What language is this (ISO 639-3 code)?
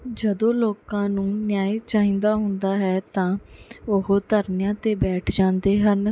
pan